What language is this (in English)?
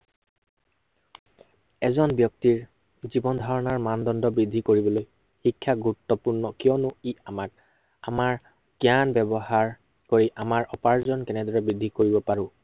Assamese